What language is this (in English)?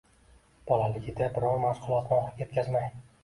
Uzbek